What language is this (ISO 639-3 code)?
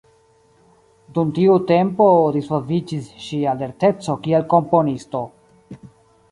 epo